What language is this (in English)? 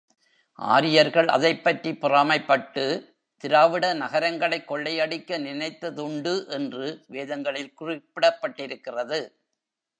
Tamil